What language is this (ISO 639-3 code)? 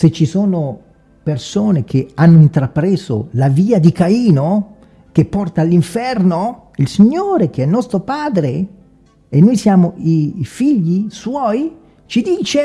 ita